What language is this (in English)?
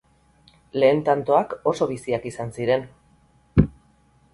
Basque